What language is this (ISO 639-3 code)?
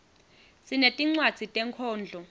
ssw